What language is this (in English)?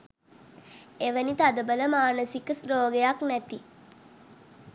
Sinhala